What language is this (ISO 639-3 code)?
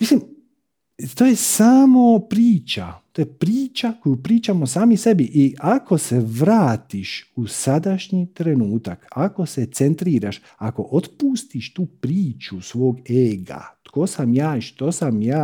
hrv